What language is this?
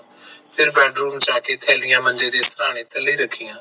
Punjabi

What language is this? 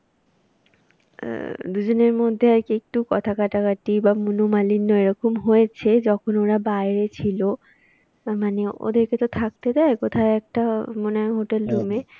Bangla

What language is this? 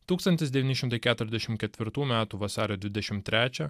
Lithuanian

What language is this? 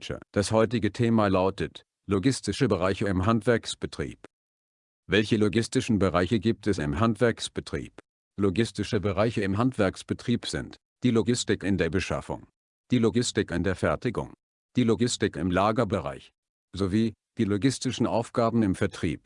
German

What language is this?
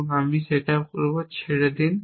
Bangla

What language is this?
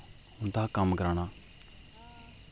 Dogri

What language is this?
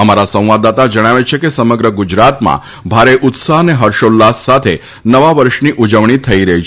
Gujarati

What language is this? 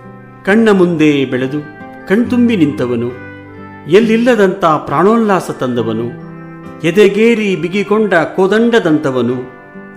Kannada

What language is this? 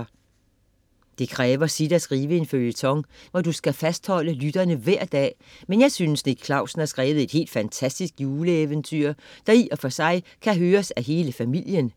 Danish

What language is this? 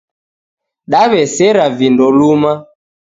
Taita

